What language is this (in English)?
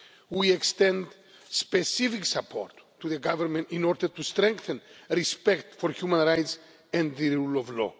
English